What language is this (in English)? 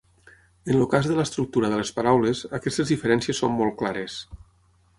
Catalan